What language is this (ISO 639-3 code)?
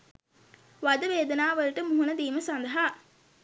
sin